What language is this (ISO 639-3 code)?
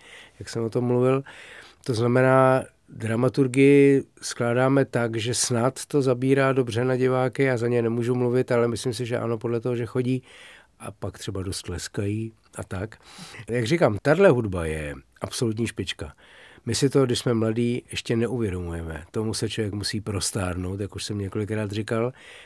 ces